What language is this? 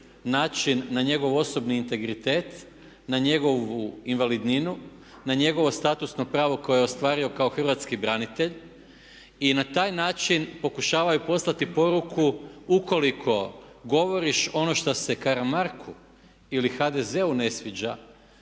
Croatian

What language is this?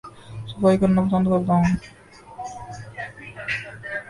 Urdu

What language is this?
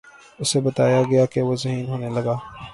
Urdu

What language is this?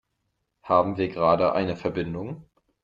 German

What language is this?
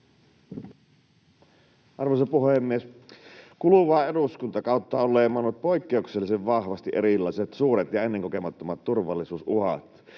Finnish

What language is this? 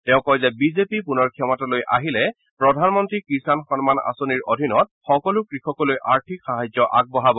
Assamese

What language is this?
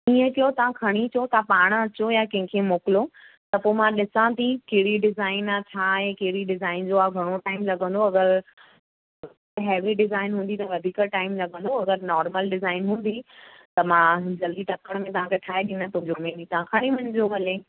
Sindhi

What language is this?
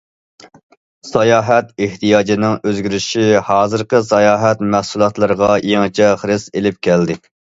Uyghur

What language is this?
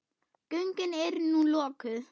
Icelandic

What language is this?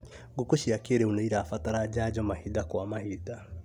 Kikuyu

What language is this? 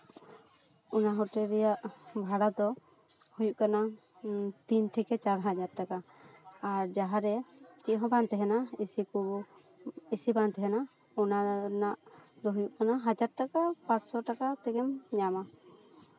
Santali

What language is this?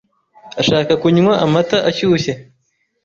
Kinyarwanda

